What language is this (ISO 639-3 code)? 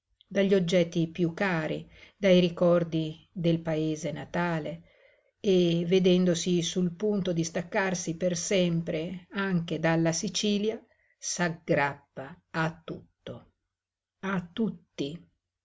ita